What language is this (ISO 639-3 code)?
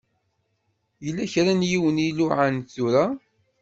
kab